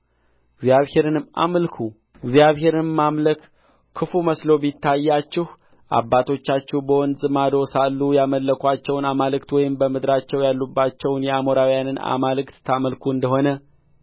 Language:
Amharic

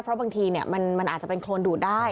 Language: Thai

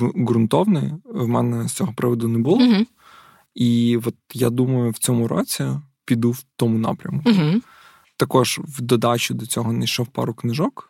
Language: Ukrainian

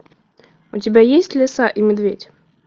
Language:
Russian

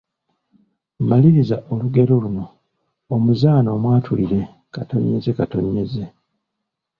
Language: Ganda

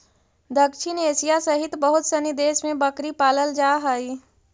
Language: Magahi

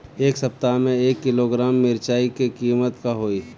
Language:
Bhojpuri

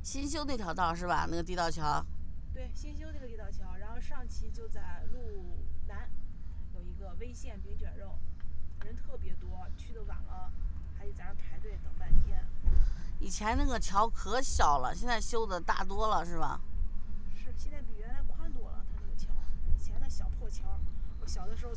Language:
Chinese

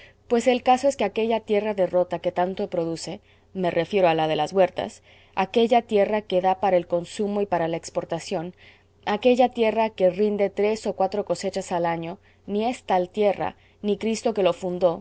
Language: Spanish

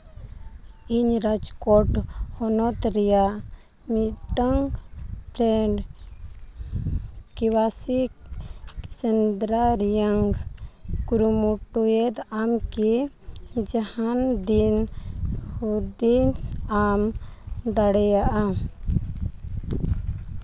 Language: Santali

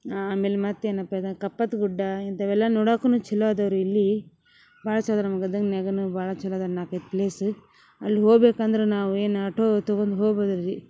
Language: Kannada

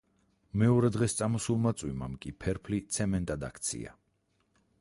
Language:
Georgian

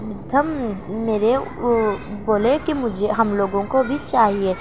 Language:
Urdu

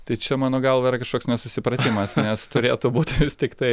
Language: Lithuanian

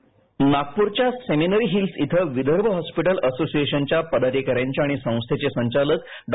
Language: Marathi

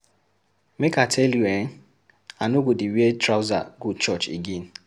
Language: Nigerian Pidgin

